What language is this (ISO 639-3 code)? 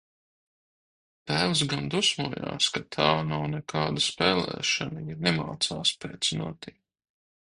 lav